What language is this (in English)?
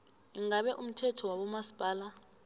South Ndebele